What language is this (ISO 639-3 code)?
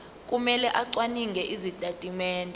zul